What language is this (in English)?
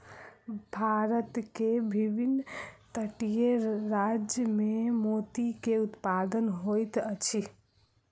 Maithili